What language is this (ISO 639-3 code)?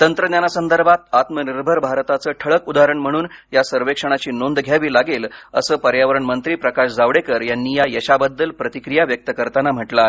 mar